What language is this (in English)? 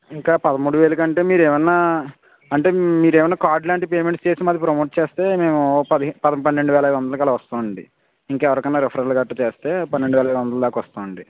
Telugu